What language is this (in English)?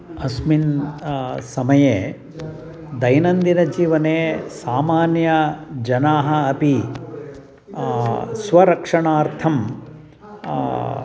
Sanskrit